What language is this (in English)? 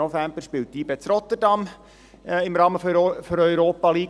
Swiss German